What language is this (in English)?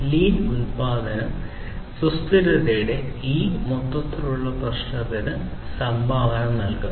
Malayalam